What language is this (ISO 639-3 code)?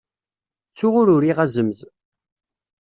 kab